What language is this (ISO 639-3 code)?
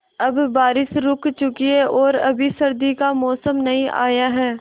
hin